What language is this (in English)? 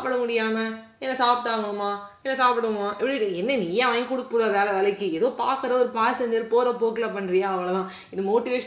Tamil